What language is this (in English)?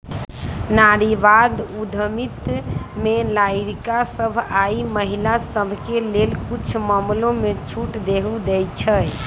Magahi